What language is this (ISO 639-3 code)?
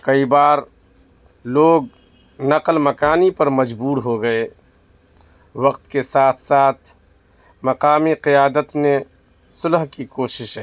urd